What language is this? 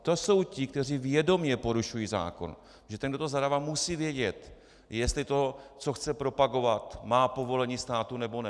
Czech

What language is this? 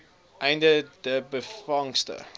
Afrikaans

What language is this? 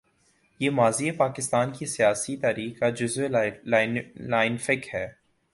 Urdu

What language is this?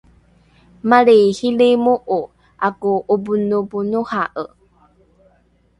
Rukai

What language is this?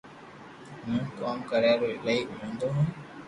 Loarki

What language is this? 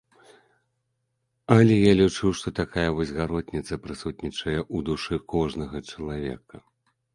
Belarusian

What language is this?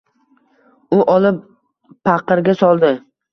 Uzbek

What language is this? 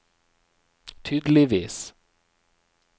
Norwegian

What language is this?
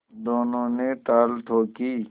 Hindi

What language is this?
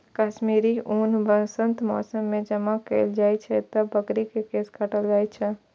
Maithili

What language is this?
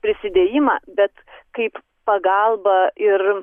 Lithuanian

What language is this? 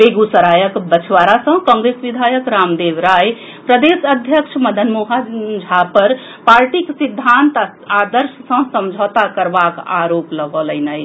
Maithili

